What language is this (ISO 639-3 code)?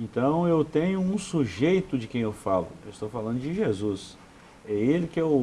por